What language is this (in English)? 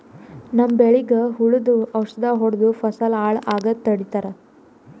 Kannada